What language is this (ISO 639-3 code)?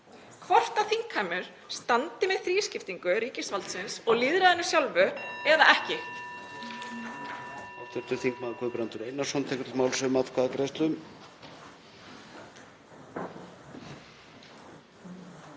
isl